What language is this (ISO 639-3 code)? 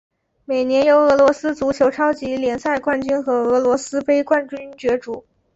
zho